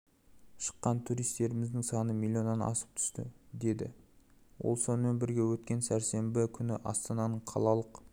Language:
Kazakh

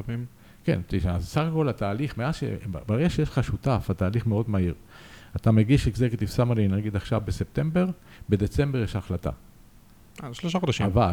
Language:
Hebrew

